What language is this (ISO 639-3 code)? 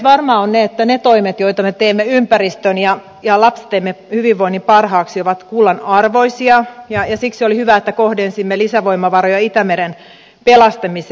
fin